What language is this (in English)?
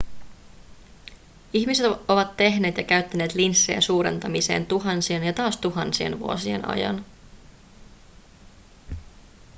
Finnish